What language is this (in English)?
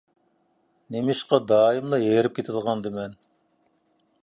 Uyghur